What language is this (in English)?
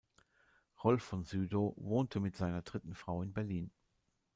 German